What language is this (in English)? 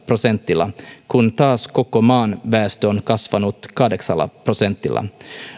Finnish